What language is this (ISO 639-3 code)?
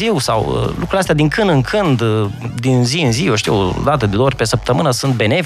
ron